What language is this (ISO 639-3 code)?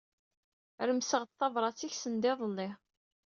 kab